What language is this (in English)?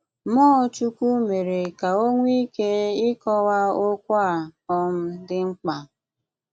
Igbo